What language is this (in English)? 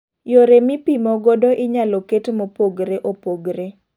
Luo (Kenya and Tanzania)